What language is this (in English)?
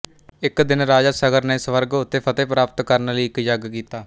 Punjabi